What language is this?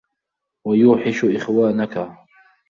Arabic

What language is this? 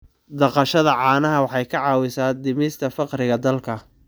Somali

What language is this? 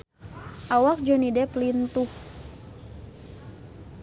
Sundanese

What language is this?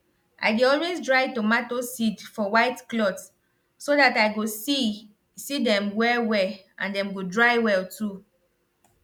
Nigerian Pidgin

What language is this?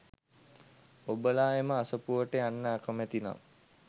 Sinhala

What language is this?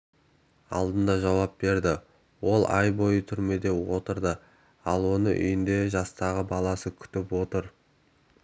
Kazakh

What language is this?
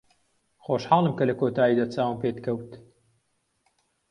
Central Kurdish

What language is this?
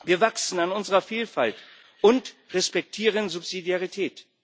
German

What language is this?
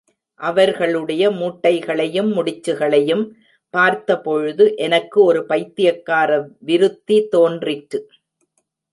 Tamil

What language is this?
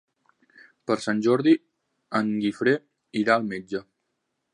Catalan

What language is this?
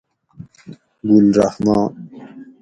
Gawri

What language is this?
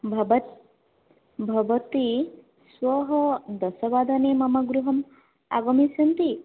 Sanskrit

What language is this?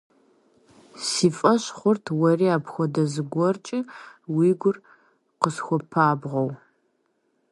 Kabardian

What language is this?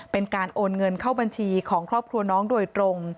Thai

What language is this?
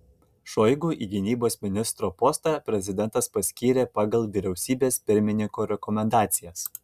Lithuanian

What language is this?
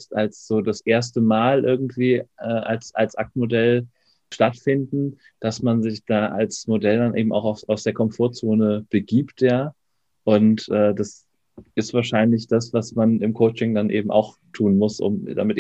German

